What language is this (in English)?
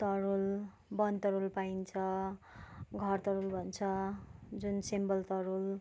Nepali